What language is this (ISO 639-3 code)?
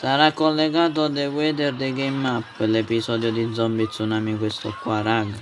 ita